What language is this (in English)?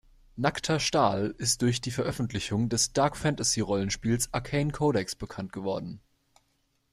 German